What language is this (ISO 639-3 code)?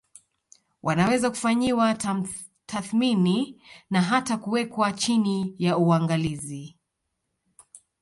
swa